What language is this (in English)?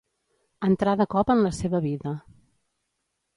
Catalan